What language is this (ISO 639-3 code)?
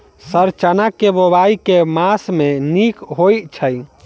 mai